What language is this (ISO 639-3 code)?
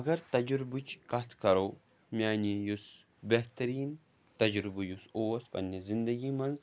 kas